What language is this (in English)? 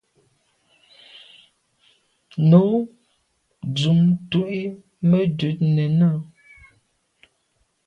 Medumba